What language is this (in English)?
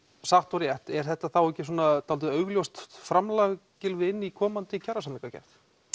Icelandic